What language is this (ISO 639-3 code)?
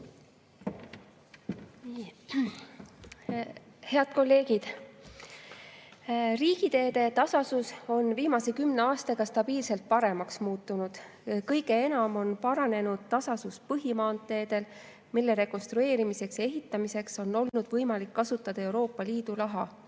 est